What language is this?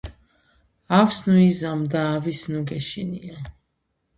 Georgian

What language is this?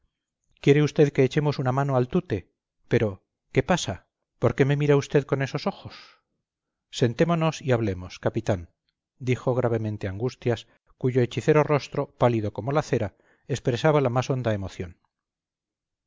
Spanish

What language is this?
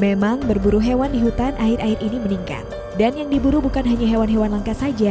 Indonesian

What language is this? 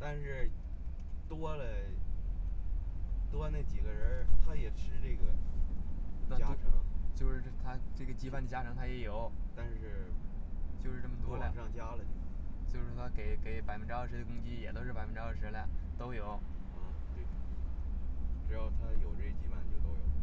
Chinese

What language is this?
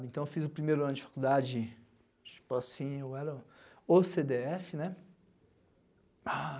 Portuguese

